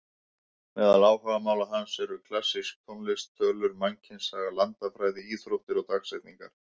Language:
Icelandic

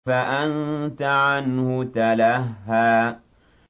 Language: Arabic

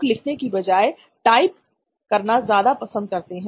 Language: Hindi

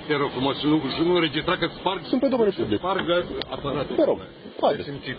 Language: Romanian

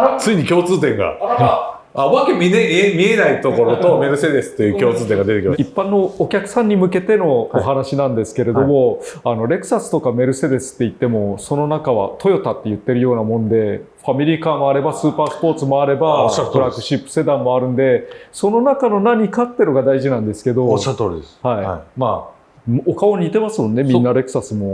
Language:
Japanese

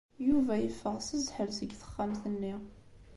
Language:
Kabyle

